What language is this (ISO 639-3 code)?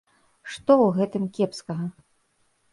bel